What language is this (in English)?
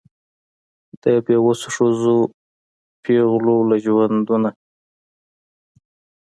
Pashto